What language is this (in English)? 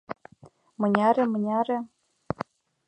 Mari